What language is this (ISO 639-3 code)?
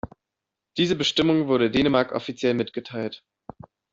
deu